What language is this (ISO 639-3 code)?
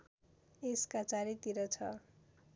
nep